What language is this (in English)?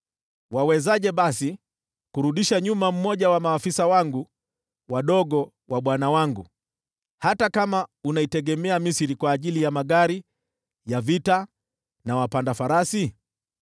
Swahili